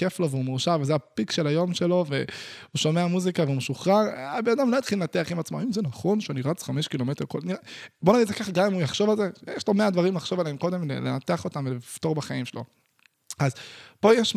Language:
Hebrew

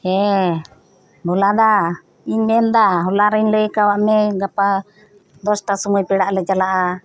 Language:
Santali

